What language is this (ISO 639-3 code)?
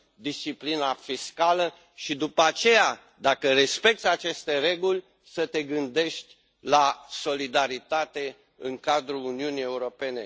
ron